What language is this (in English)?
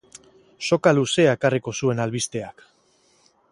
Basque